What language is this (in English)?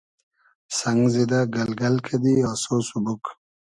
Hazaragi